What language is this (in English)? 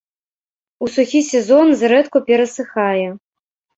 Belarusian